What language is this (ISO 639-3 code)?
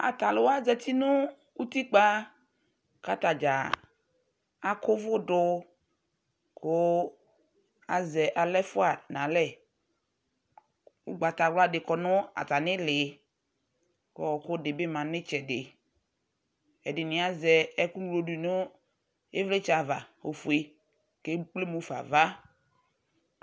kpo